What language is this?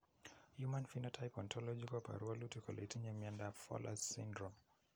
Kalenjin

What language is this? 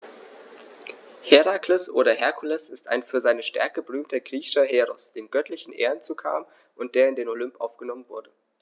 German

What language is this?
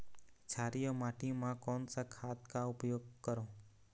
Chhattisgarhi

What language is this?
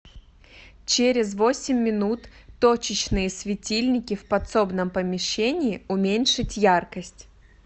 Russian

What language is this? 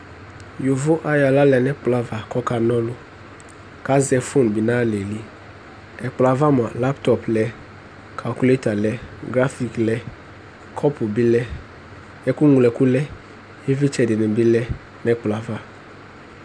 Ikposo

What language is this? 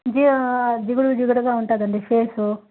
Telugu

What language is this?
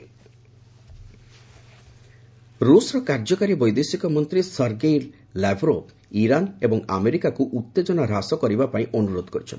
Odia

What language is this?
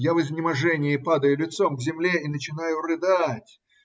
Russian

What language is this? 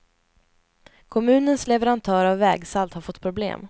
Swedish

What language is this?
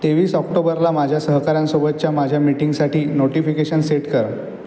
Marathi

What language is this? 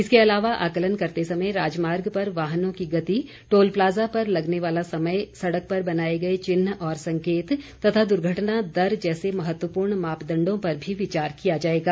Hindi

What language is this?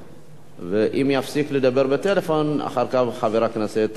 Hebrew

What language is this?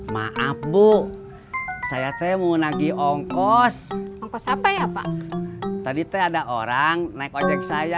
Indonesian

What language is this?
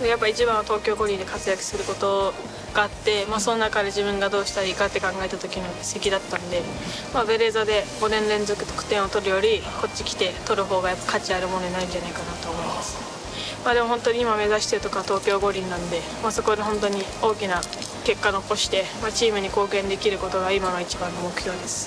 Japanese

